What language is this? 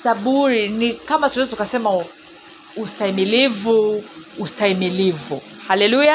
Swahili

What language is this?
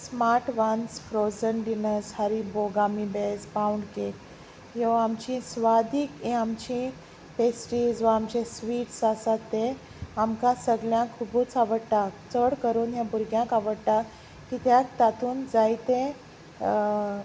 Konkani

